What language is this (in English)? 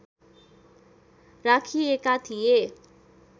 Nepali